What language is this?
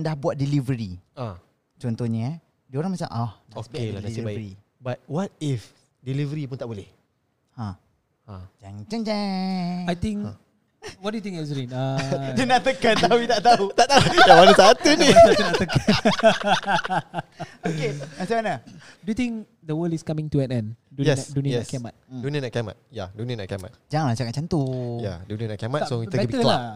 Malay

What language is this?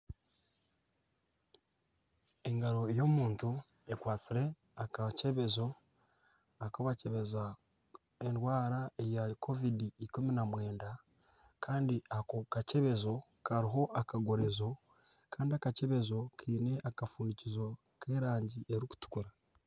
Nyankole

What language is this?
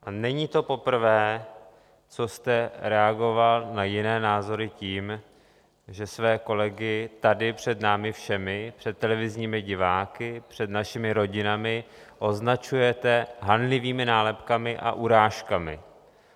Czech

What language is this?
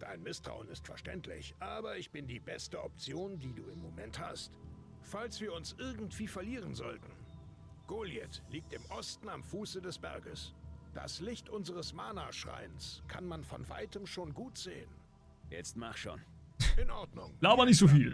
German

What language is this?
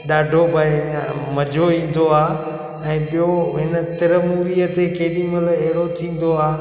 Sindhi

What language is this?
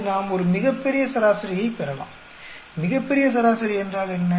Tamil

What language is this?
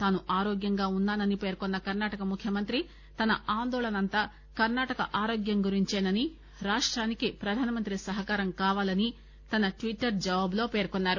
Telugu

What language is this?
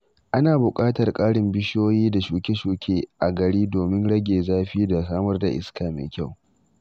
Hausa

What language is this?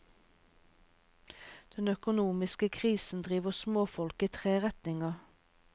Norwegian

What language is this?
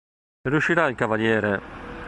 Italian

